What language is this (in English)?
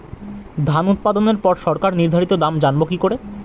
Bangla